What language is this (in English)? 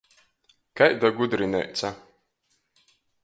Latgalian